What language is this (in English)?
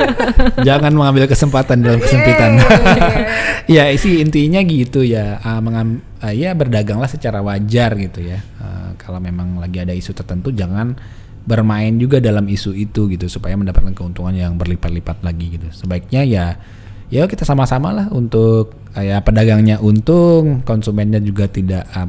Indonesian